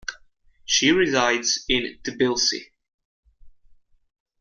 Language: English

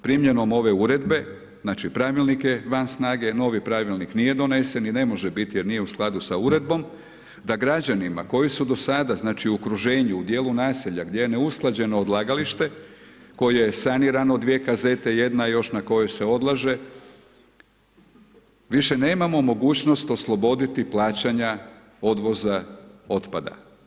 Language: Croatian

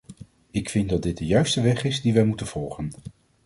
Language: Dutch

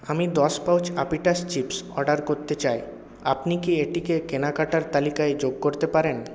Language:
Bangla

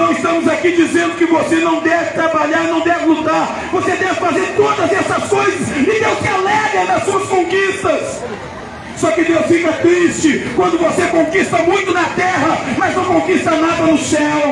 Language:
Portuguese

